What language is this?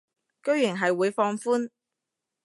Cantonese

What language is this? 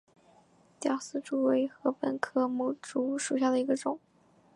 Chinese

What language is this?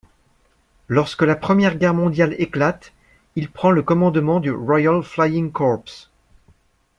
French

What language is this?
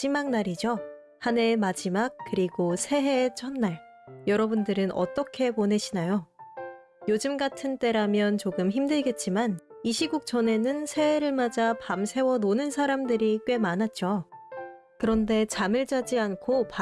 Korean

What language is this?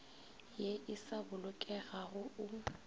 Northern Sotho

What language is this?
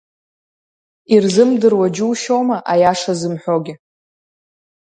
Abkhazian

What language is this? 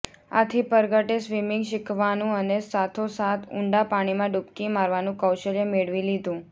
Gujarati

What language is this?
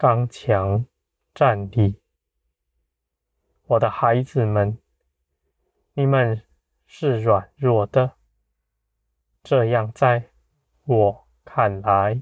Chinese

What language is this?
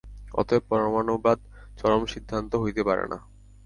Bangla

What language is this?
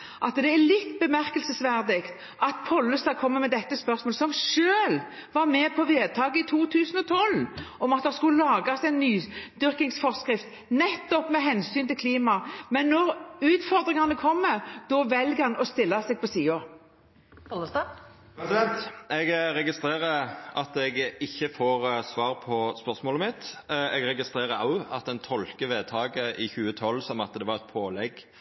Norwegian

